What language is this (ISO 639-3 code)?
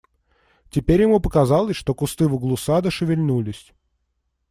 rus